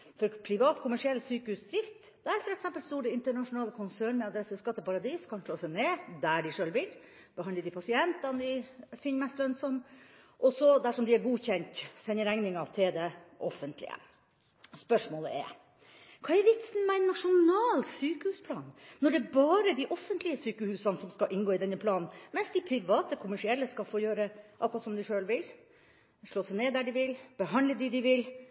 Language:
Norwegian Bokmål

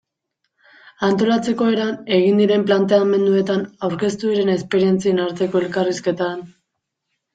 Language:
Basque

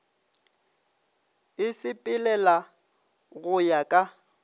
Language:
Northern Sotho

